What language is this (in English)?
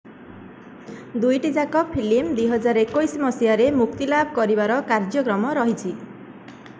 Odia